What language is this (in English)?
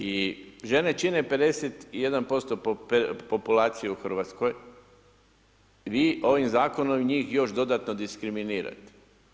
Croatian